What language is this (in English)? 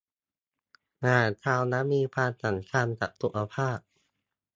Thai